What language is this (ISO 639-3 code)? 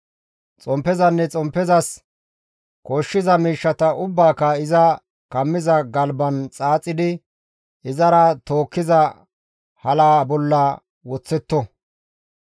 gmv